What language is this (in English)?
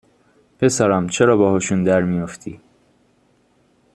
Persian